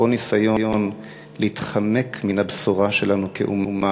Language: Hebrew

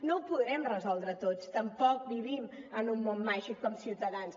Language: Catalan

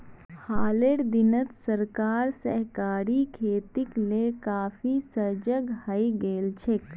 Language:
Magahi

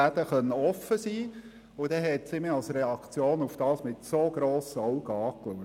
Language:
Swiss German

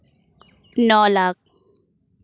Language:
Santali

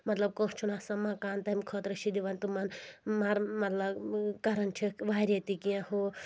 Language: Kashmiri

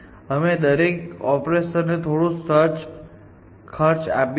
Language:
Gujarati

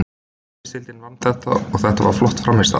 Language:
Icelandic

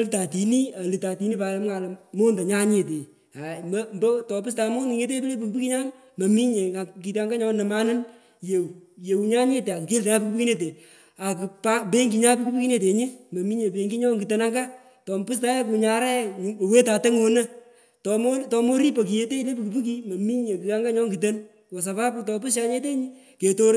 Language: Pökoot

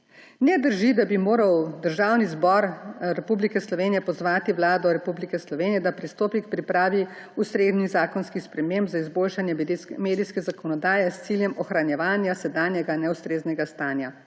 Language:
Slovenian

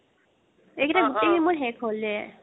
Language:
Assamese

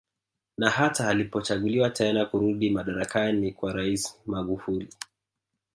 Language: Swahili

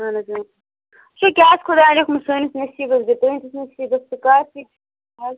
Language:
Kashmiri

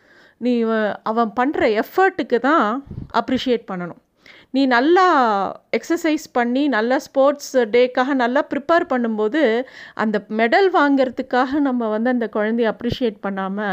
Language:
Tamil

